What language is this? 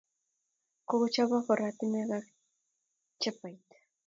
Kalenjin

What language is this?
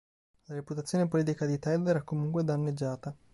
Italian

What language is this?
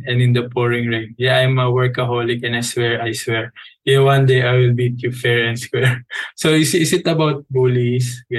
Filipino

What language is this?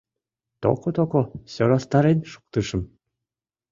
Mari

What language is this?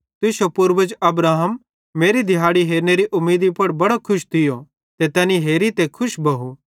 Bhadrawahi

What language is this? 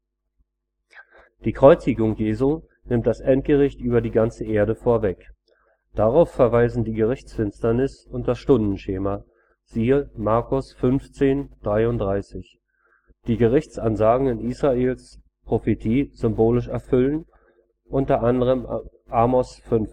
German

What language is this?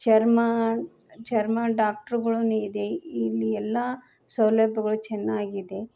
Kannada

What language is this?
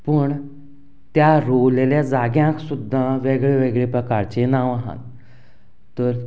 Konkani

